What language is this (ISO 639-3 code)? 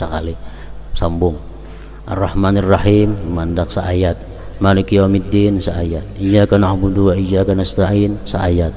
ind